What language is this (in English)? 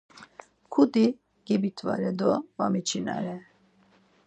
Laz